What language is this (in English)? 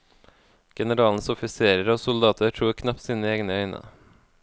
Norwegian